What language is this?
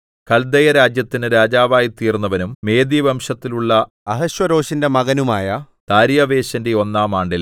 Malayalam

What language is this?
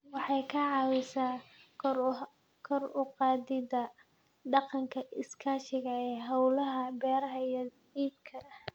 Somali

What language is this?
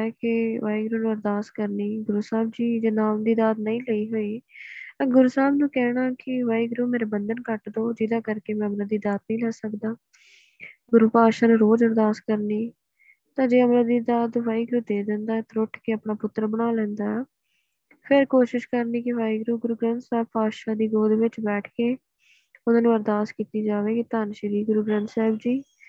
Punjabi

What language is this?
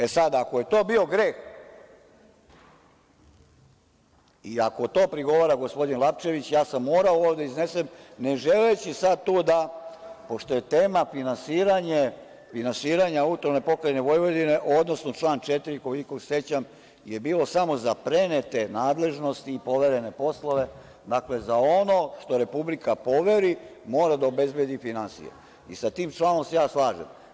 Serbian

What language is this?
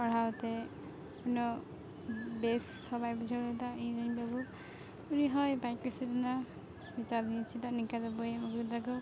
Santali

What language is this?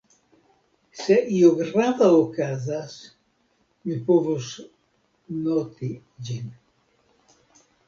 Esperanto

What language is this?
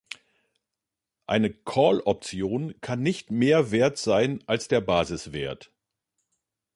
German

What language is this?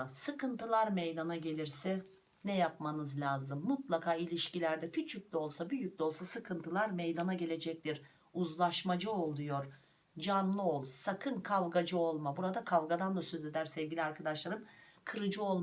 Turkish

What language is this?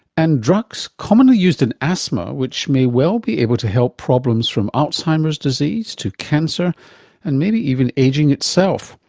English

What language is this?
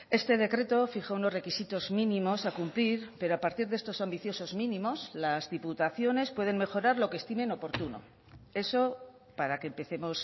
Spanish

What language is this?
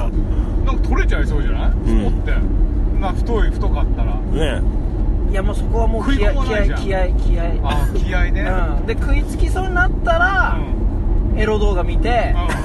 Japanese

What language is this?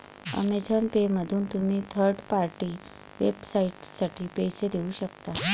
Marathi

